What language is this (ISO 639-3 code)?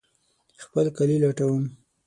pus